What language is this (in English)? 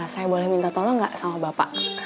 Indonesian